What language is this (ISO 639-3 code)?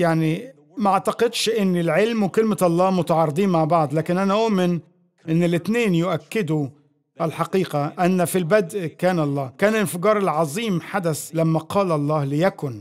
ara